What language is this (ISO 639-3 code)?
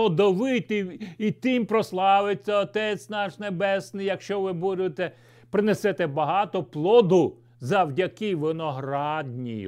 ukr